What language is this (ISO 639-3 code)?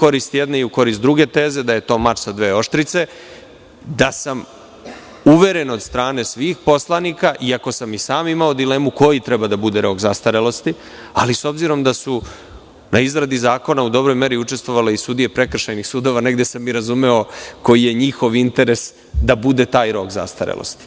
srp